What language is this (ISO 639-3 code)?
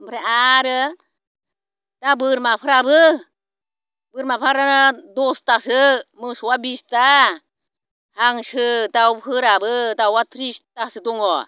brx